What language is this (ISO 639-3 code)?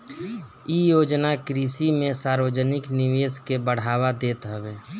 bho